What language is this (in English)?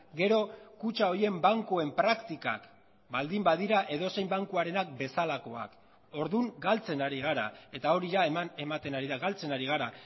Basque